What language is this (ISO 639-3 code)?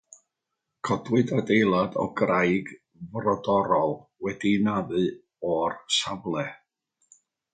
cym